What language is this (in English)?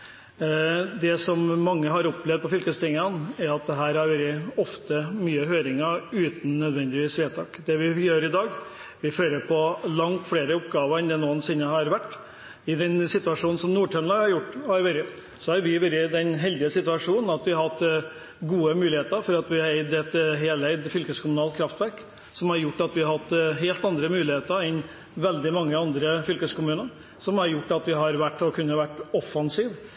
Norwegian Bokmål